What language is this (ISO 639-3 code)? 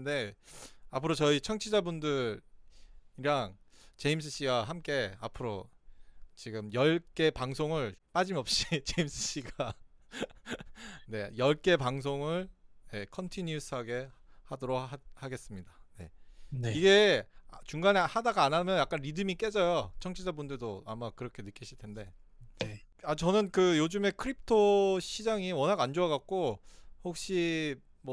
kor